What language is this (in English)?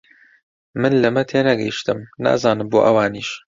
Central Kurdish